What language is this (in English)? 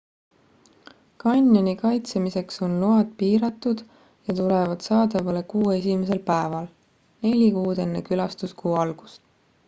Estonian